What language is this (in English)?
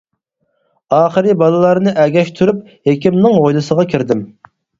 Uyghur